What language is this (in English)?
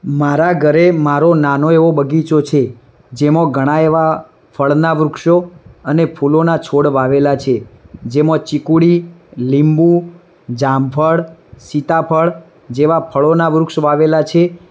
Gujarati